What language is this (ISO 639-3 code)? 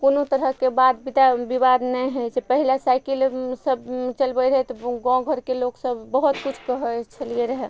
mai